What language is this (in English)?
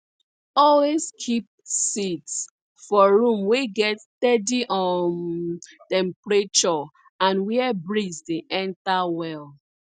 Nigerian Pidgin